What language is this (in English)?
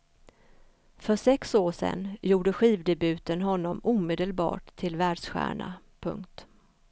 Swedish